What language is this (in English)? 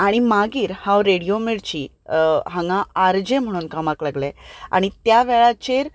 Konkani